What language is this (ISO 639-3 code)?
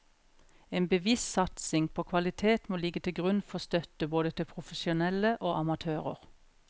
nor